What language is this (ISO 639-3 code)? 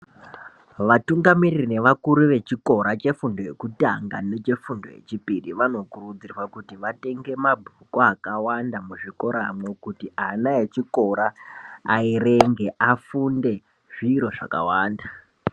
ndc